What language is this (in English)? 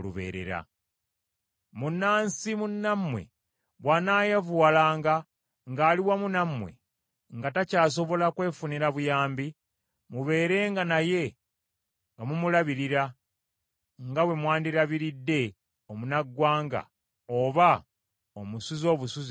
Ganda